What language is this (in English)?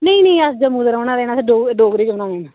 Dogri